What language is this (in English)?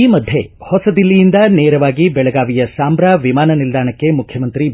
Kannada